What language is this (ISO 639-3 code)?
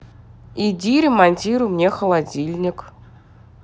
rus